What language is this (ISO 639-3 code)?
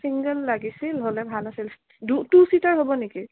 asm